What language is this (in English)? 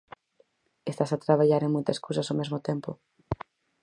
Galician